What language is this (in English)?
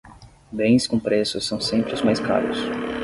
Portuguese